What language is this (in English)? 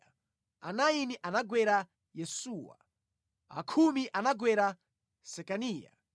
Nyanja